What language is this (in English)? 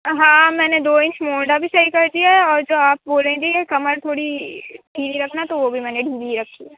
Urdu